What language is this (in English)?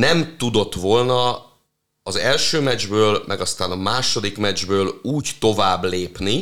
Hungarian